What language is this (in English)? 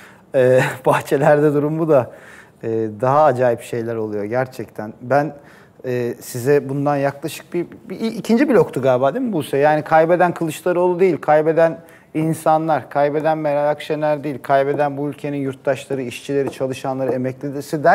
Turkish